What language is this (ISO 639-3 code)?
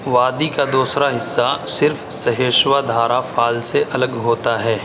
urd